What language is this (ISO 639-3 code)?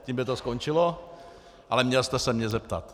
ces